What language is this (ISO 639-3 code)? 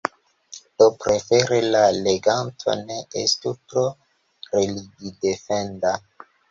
epo